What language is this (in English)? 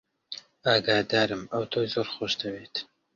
Central Kurdish